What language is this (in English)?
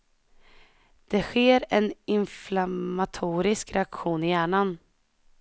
Swedish